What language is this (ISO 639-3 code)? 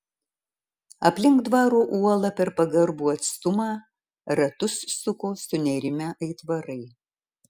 lit